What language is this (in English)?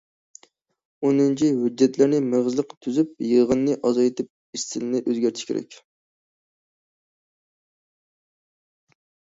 Uyghur